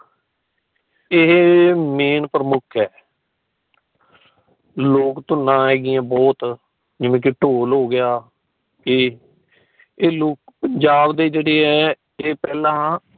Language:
Punjabi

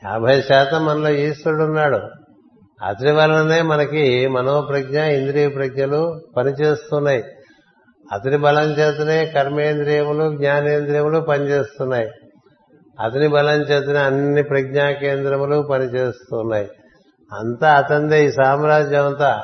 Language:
Telugu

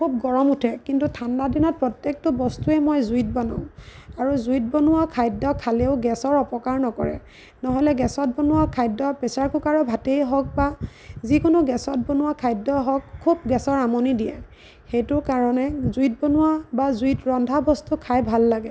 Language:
Assamese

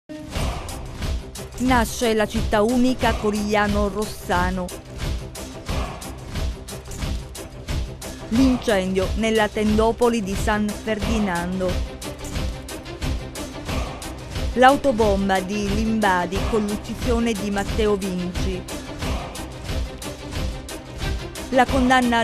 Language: Italian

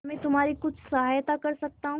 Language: Hindi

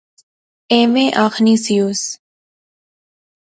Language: Pahari-Potwari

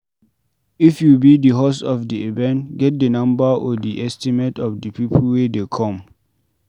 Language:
Nigerian Pidgin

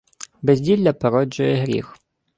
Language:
Ukrainian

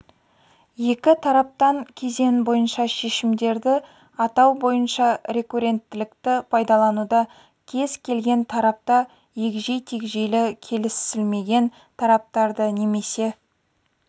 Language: Kazakh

